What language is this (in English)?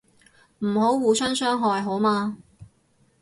Cantonese